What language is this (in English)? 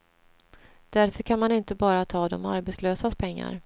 Swedish